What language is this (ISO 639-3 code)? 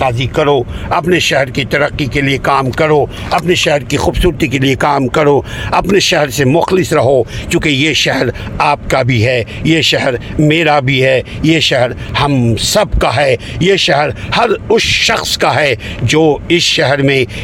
urd